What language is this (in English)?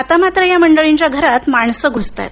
Marathi